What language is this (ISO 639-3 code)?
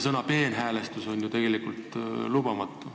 est